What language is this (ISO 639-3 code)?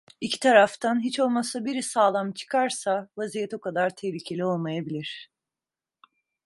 tur